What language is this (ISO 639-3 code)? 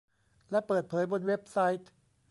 tha